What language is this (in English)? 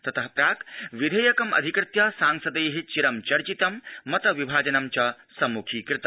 Sanskrit